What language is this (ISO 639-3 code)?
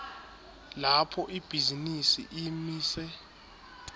ssw